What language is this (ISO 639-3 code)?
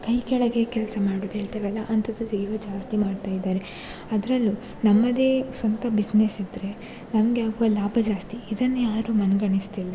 kan